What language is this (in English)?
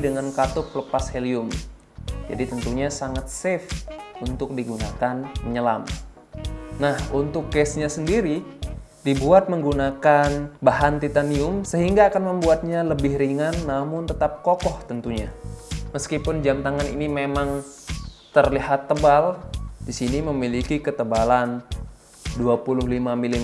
Indonesian